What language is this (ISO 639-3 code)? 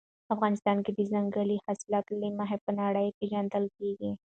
pus